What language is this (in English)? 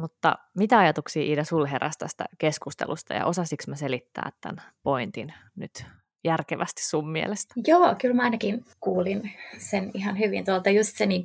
Finnish